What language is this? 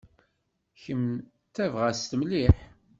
Kabyle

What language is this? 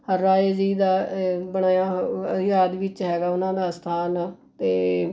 Punjabi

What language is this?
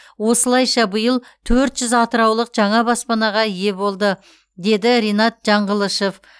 Kazakh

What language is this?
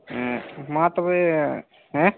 Santali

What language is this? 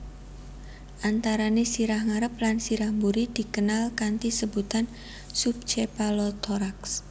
Javanese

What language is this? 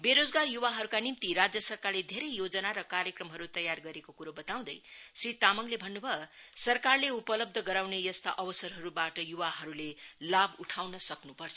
Nepali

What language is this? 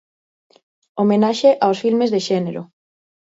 Galician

